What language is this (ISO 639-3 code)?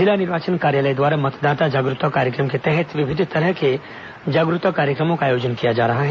hin